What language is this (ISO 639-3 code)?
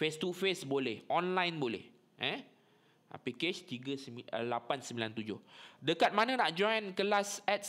msa